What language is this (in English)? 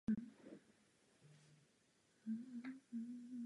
Czech